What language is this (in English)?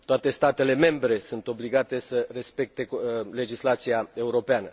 Romanian